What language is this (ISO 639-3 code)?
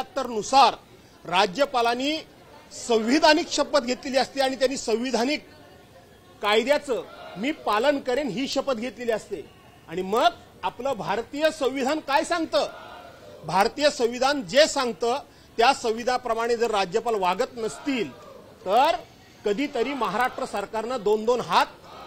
hin